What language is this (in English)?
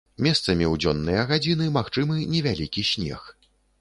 Belarusian